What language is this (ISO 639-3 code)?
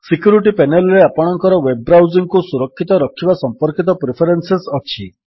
ori